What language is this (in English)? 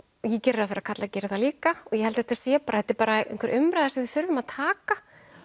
Icelandic